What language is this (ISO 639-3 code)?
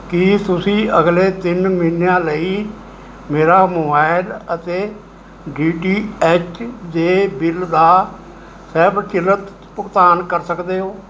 pan